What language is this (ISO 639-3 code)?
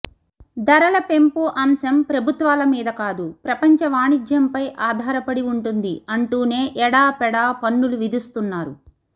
tel